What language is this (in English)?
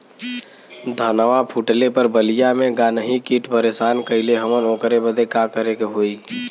Bhojpuri